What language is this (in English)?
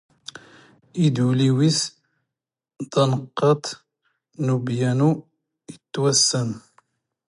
Standard Moroccan Tamazight